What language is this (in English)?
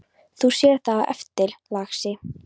Icelandic